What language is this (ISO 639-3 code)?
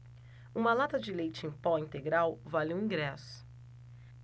por